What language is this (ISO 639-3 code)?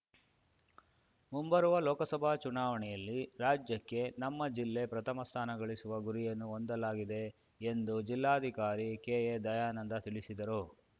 kan